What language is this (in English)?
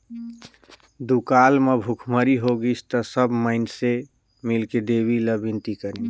Chhattisgarhi